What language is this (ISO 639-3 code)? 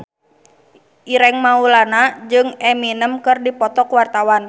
sun